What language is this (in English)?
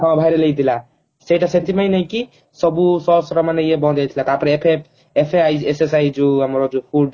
Odia